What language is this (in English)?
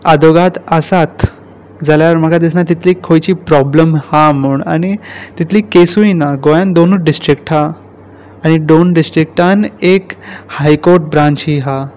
Konkani